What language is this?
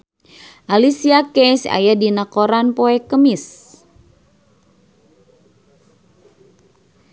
Sundanese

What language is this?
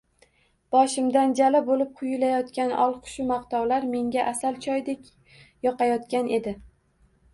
Uzbek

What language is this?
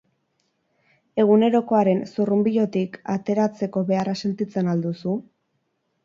Basque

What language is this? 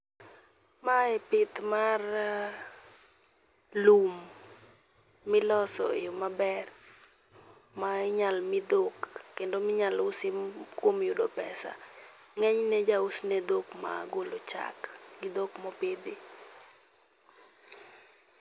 Luo (Kenya and Tanzania)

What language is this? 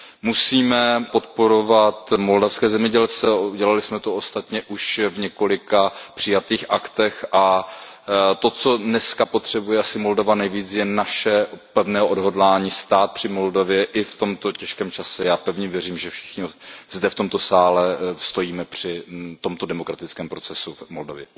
Czech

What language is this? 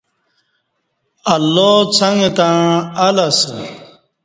Kati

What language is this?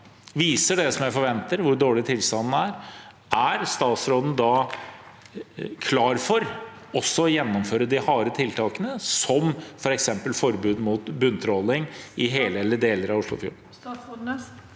Norwegian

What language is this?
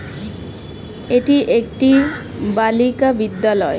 Bangla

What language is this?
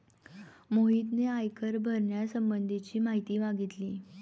Marathi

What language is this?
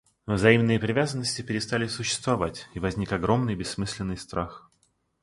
Russian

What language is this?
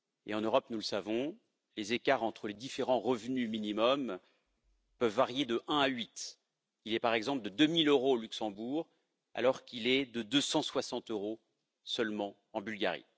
French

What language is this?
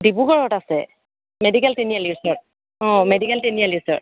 Assamese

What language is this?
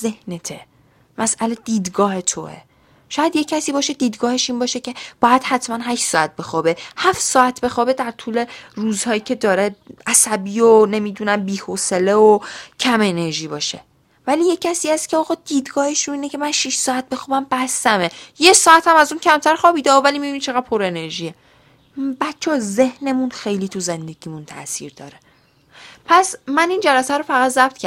Persian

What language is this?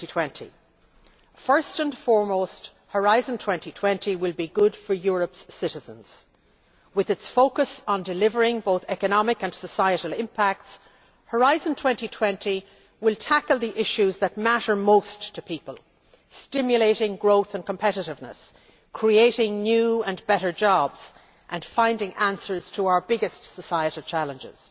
English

